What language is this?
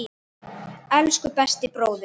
Icelandic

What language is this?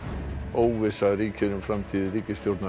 Icelandic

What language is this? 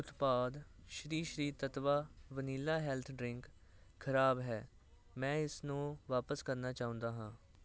Punjabi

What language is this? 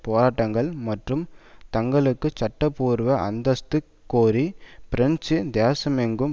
Tamil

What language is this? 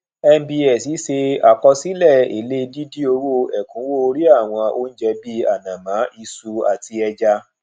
Yoruba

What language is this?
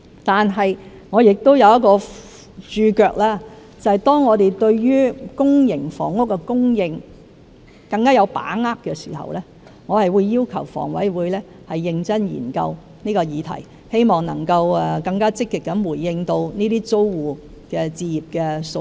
Cantonese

